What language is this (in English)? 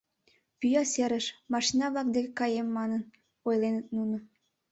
Mari